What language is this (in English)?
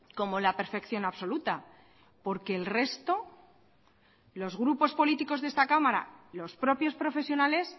Spanish